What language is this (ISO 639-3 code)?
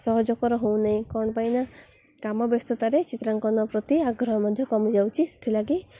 ori